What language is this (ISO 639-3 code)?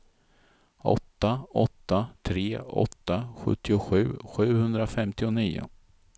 swe